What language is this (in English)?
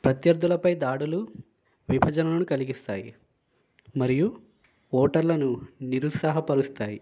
Telugu